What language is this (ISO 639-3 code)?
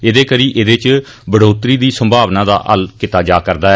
doi